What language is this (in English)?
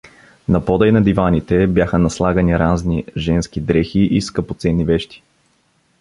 Bulgarian